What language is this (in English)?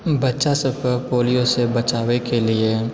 Maithili